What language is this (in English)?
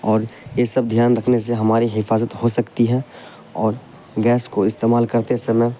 Urdu